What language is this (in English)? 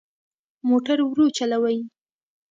Pashto